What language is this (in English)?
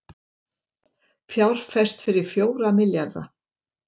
Icelandic